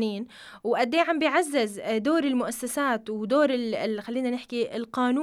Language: Arabic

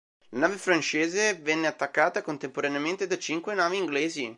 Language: Italian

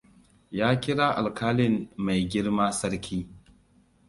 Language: Hausa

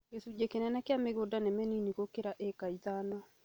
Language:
Kikuyu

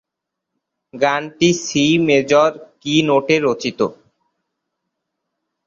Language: Bangla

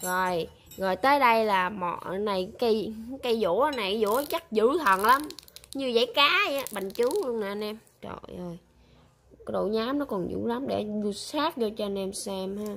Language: Vietnamese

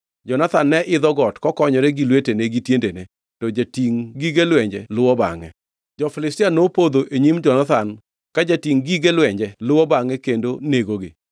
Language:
Luo (Kenya and Tanzania)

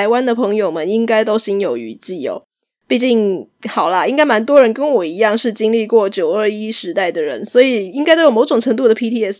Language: Chinese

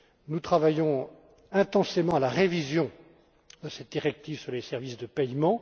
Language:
French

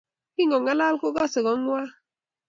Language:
Kalenjin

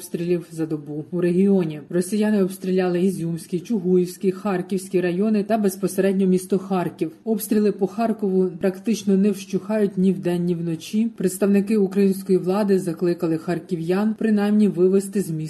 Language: Ukrainian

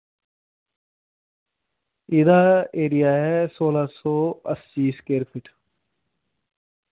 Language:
Dogri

